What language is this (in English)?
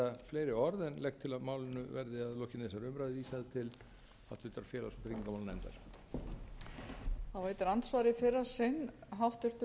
Icelandic